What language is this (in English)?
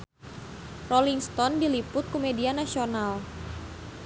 Sundanese